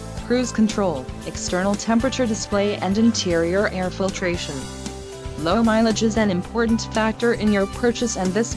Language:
English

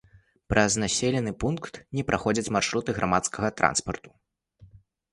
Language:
Belarusian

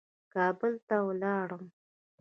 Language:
Pashto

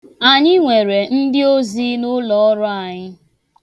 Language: Igbo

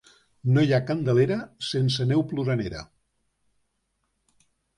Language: Catalan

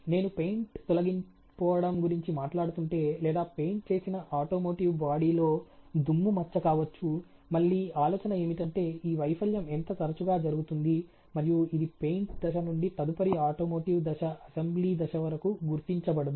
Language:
Telugu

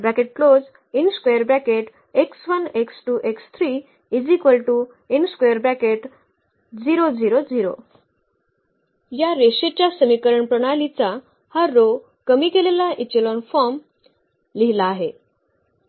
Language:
Marathi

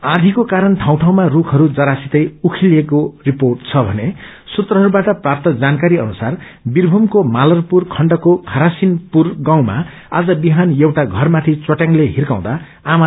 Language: Nepali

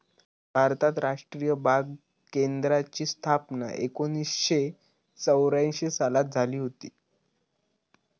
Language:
Marathi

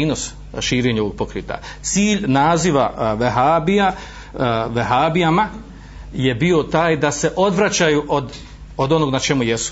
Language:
Croatian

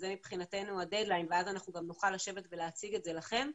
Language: Hebrew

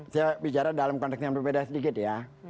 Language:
Indonesian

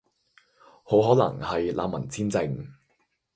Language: Cantonese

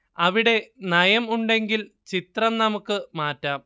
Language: Malayalam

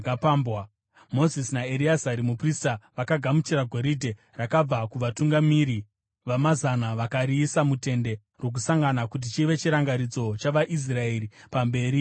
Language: Shona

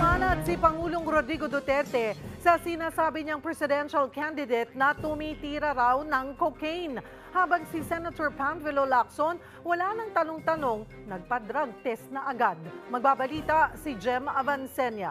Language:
Filipino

